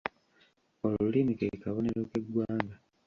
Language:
Ganda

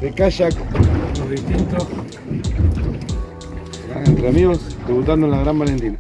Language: Spanish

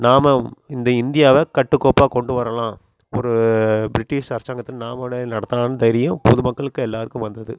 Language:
Tamil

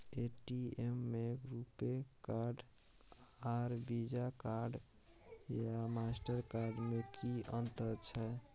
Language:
Maithili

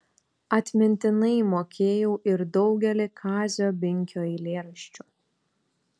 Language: Lithuanian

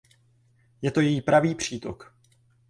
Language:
Czech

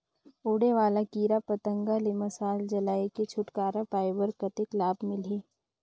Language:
Chhattisgarhi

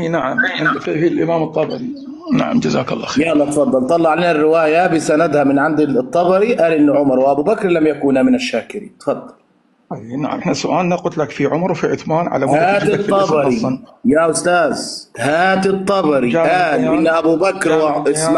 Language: Arabic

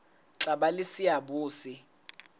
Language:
Southern Sotho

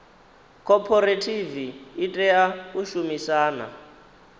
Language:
Venda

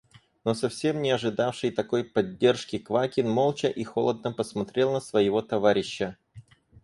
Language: Russian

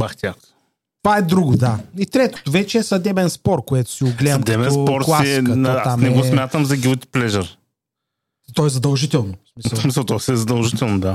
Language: Bulgarian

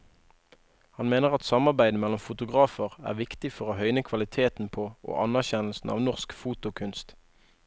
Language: Norwegian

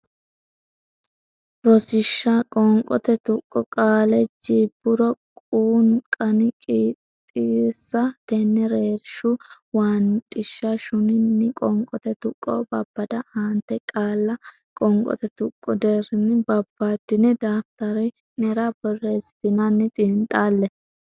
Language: Sidamo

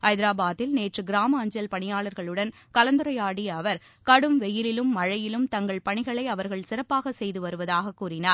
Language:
Tamil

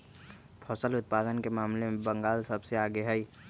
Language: Magahi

